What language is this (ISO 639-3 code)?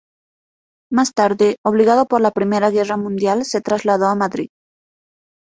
spa